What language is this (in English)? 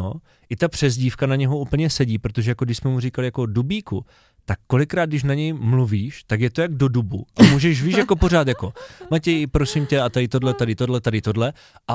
Czech